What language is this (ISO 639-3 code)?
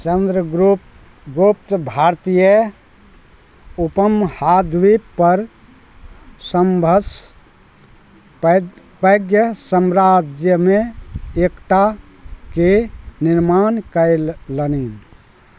mai